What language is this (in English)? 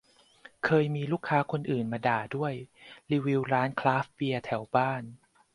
Thai